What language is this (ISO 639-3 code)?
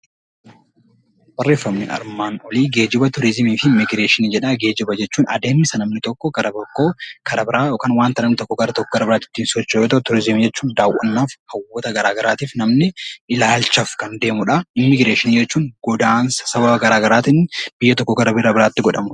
orm